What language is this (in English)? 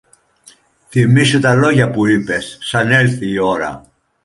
Greek